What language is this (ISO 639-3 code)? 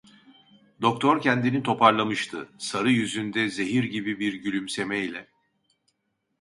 tur